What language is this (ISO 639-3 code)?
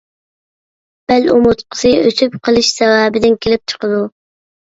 uig